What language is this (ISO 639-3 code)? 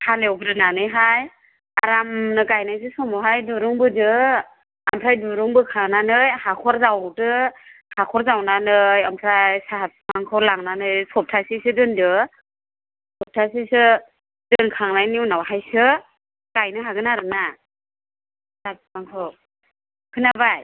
brx